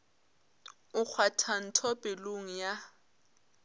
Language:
Northern Sotho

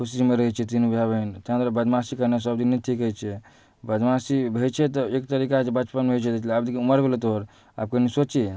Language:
Maithili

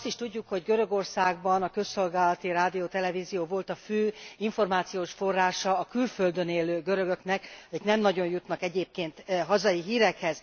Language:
Hungarian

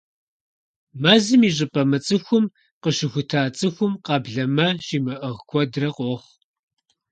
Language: Kabardian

